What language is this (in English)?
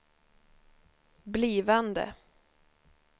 Swedish